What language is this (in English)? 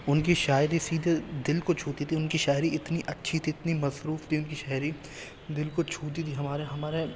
Urdu